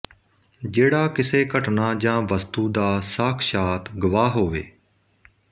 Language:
Punjabi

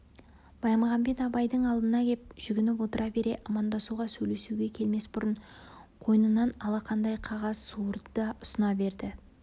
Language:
Kazakh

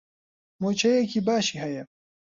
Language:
Central Kurdish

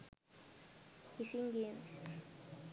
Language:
Sinhala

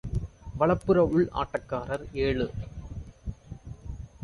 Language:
Tamil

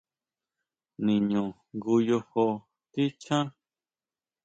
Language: Huautla Mazatec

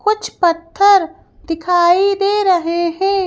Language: Hindi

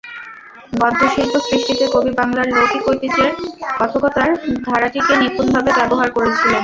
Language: Bangla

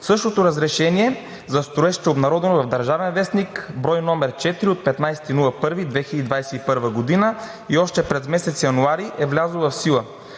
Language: Bulgarian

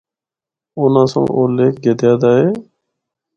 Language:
Northern Hindko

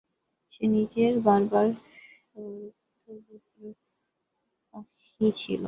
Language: Bangla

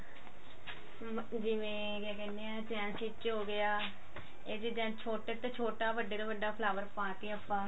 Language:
Punjabi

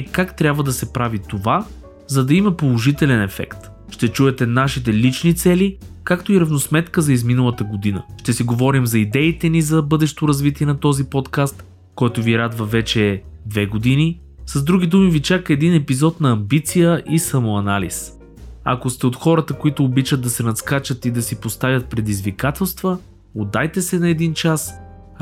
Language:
Bulgarian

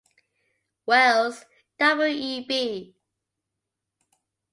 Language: English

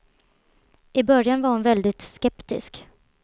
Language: Swedish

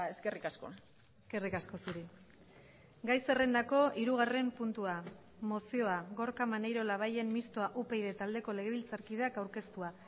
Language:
Basque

